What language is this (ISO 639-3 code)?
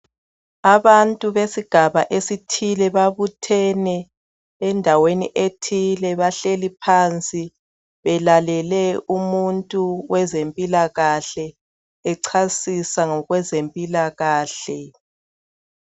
nde